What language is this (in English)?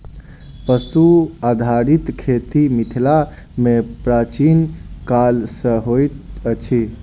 Maithili